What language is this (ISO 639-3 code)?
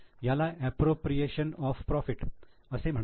mar